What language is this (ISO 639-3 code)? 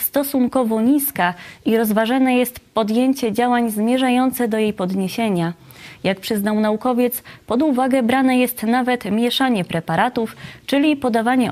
pol